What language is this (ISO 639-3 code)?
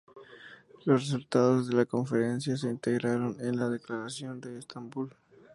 spa